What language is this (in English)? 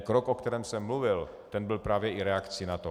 Czech